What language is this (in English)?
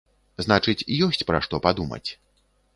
Belarusian